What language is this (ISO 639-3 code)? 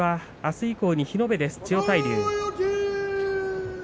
jpn